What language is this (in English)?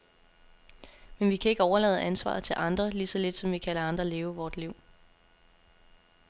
Danish